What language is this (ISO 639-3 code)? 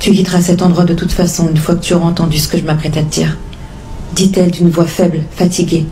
fra